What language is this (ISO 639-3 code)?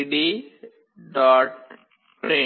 kan